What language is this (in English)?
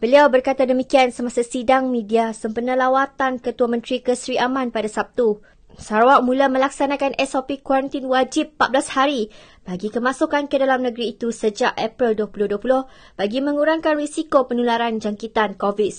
Malay